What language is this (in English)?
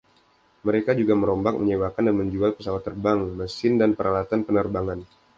Indonesian